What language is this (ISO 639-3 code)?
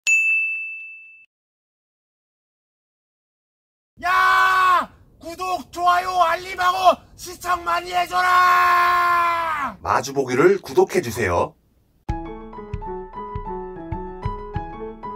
kor